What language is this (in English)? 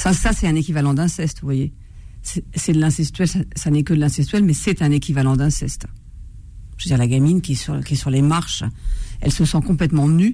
French